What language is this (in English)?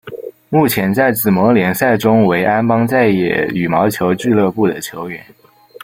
Chinese